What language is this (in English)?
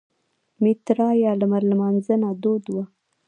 Pashto